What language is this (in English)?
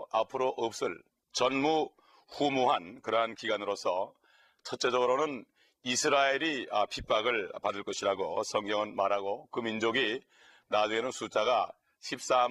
Korean